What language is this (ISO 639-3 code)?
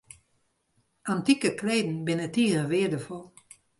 fry